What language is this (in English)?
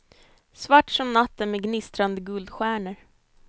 Swedish